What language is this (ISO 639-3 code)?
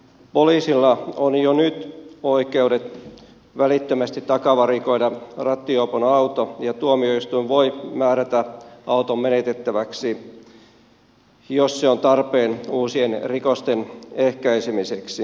fin